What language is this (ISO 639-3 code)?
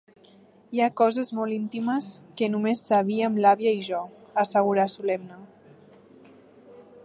cat